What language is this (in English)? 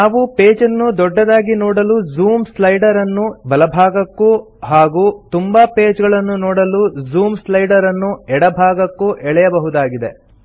Kannada